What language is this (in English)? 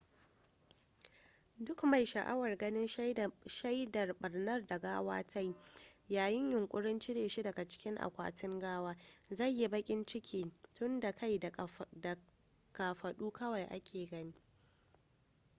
Hausa